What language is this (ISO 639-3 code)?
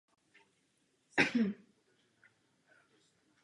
ces